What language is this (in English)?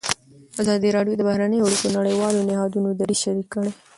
Pashto